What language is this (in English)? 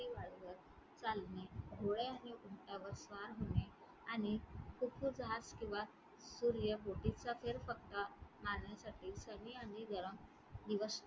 Marathi